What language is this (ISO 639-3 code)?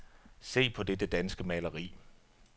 dan